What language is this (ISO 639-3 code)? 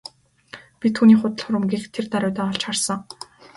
mon